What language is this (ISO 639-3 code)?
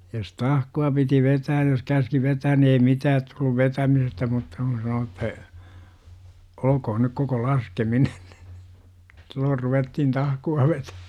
fin